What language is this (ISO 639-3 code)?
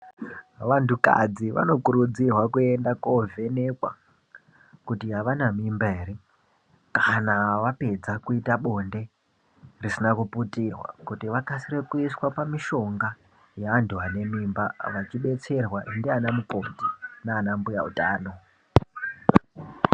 ndc